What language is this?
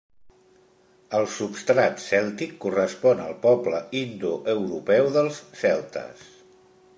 Catalan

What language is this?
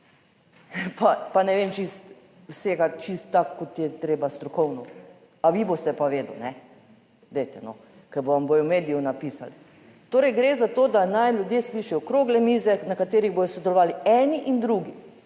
Slovenian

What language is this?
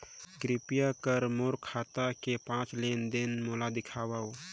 Chhattisgarhi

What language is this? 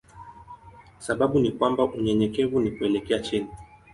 Swahili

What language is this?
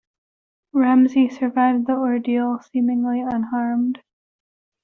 English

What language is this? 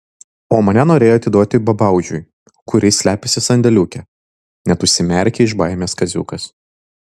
Lithuanian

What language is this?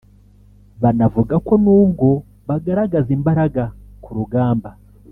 Kinyarwanda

